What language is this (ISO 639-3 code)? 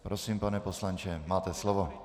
ces